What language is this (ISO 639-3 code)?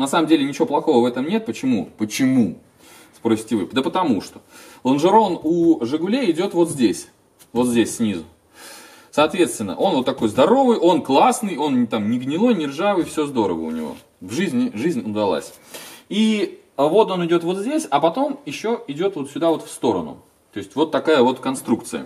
rus